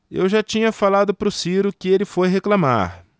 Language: Portuguese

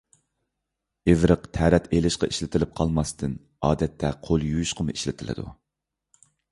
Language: Uyghur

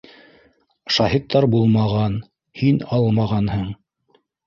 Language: Bashkir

